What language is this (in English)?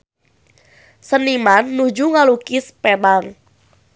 Sundanese